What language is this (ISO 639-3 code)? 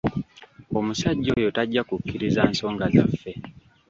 lug